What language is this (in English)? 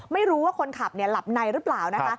Thai